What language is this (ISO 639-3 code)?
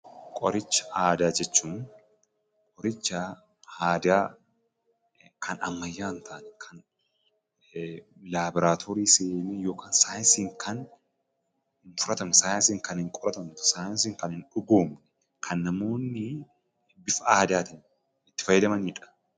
orm